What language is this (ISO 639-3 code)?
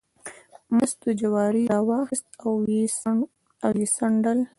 pus